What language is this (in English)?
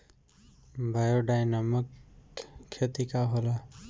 Bhojpuri